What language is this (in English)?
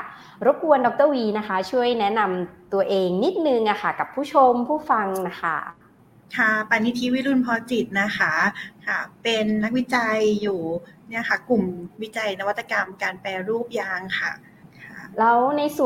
Thai